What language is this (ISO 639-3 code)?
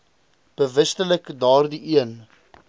afr